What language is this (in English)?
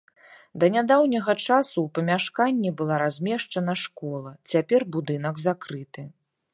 Belarusian